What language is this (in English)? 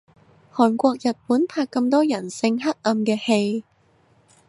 Cantonese